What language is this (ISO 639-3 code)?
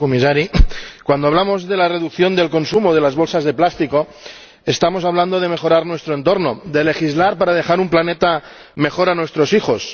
spa